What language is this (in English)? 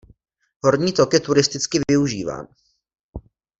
Czech